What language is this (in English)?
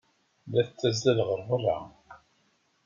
Kabyle